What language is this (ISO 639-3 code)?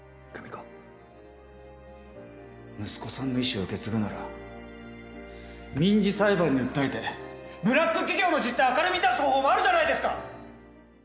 jpn